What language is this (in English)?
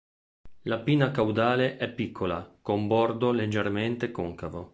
Italian